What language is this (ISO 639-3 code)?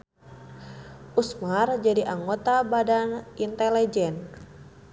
sun